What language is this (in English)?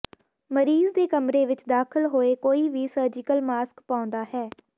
Punjabi